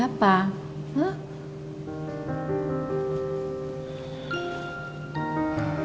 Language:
Indonesian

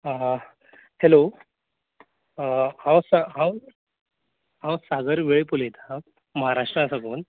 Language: Konkani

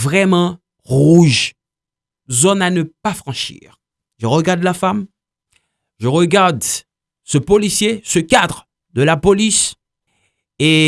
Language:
French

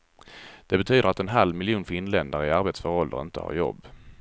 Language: Swedish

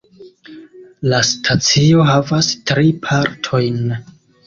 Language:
Esperanto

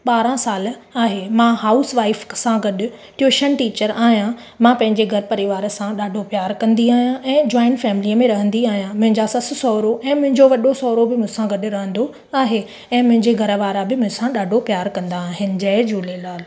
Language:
Sindhi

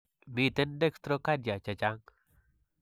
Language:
Kalenjin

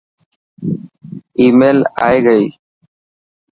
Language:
Dhatki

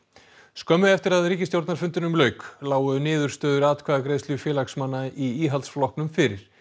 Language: Icelandic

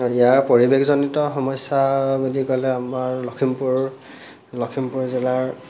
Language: Assamese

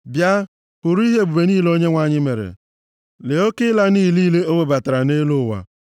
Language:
Igbo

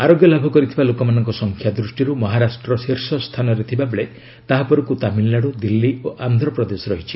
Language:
Odia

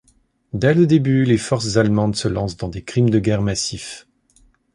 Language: French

